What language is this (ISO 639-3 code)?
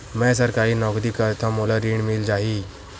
hne